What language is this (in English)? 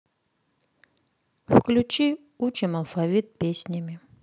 Russian